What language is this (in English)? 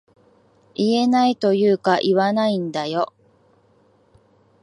Japanese